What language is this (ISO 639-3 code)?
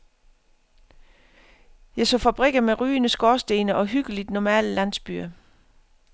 dan